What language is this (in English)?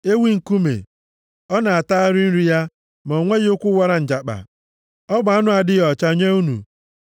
Igbo